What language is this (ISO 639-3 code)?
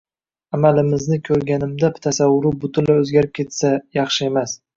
uzb